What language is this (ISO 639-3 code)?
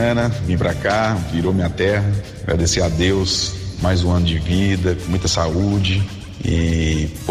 por